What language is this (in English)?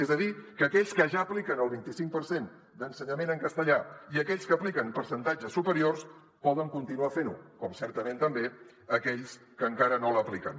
Catalan